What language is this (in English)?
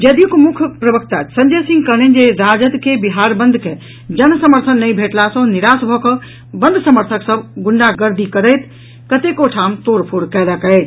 Maithili